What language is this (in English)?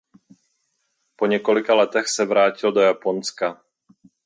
Czech